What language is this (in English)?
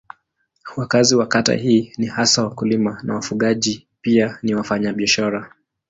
Swahili